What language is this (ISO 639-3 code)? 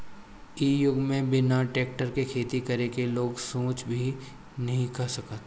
bho